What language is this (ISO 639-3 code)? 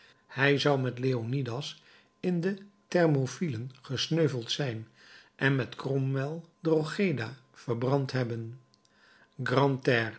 nld